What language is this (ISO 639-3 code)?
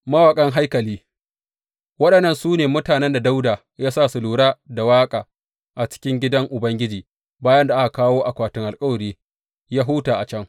hau